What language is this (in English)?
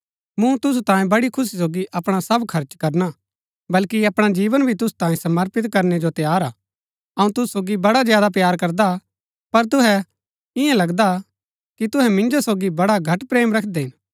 Gaddi